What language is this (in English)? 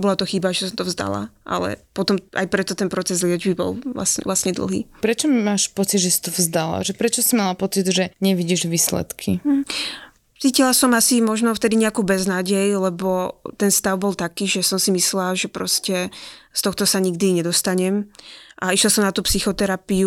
Slovak